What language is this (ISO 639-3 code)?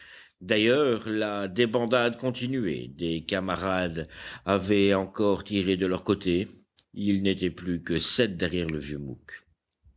fra